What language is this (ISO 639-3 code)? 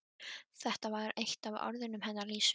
isl